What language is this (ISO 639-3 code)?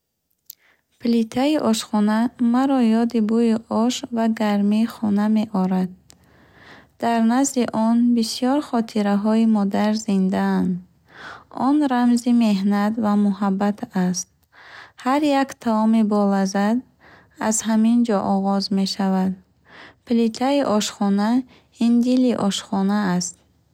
bhh